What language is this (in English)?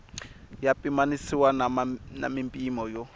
Tsonga